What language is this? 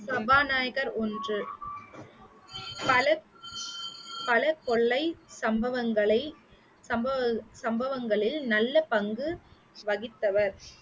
Tamil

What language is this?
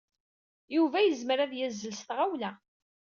Kabyle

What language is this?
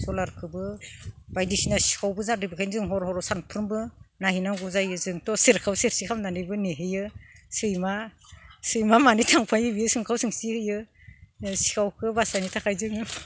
Bodo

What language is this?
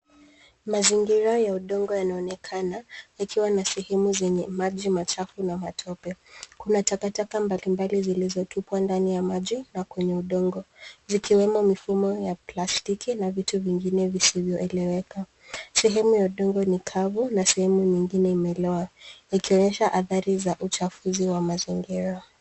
Swahili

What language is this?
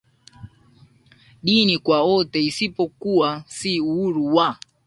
Swahili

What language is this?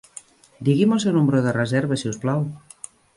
Catalan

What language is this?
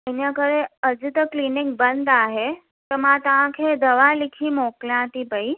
Sindhi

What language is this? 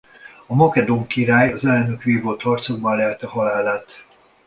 Hungarian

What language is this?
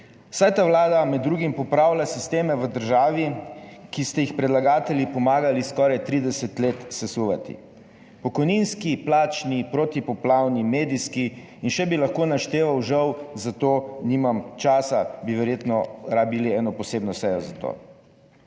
Slovenian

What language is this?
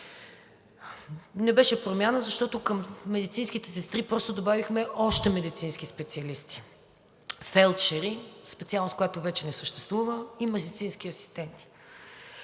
Bulgarian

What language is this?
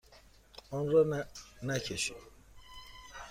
Persian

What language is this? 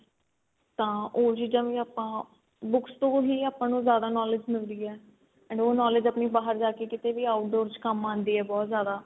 Punjabi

